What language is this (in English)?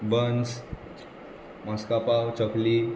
Konkani